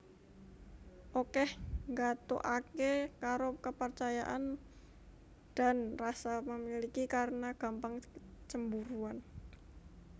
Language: Javanese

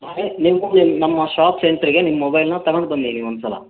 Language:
Kannada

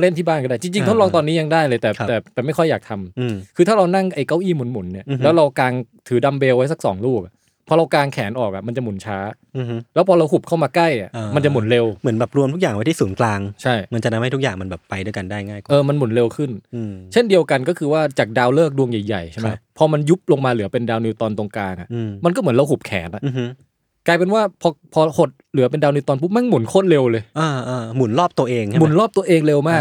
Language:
Thai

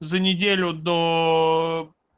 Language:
Russian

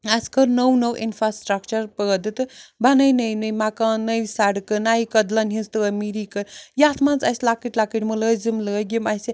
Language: Kashmiri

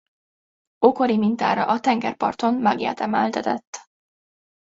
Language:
Hungarian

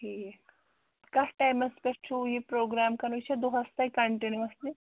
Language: Kashmiri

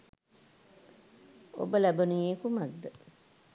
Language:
Sinhala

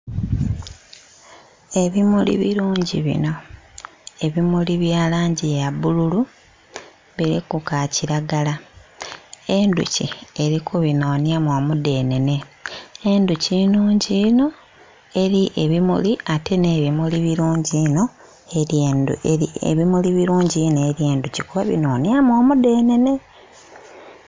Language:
Soga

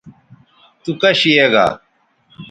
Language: Bateri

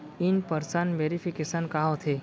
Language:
Chhattisgarhi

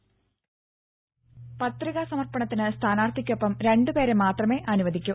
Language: Malayalam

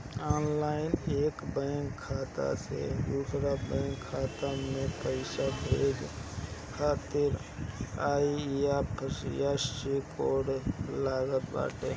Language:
Bhojpuri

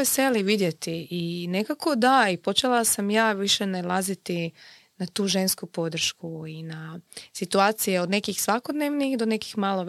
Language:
Croatian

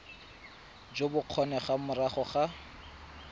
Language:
Tswana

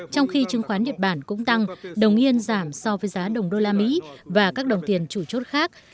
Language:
Vietnamese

